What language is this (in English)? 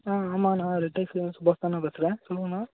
Tamil